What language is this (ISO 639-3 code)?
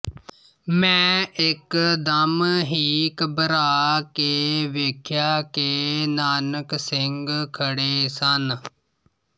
pan